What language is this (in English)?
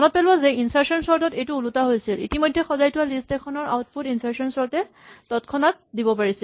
Assamese